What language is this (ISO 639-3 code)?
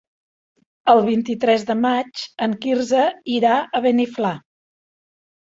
cat